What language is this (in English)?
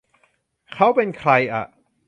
Thai